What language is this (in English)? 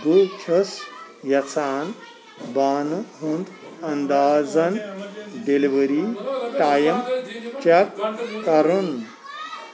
Kashmiri